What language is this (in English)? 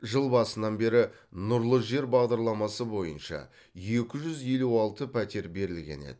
Kazakh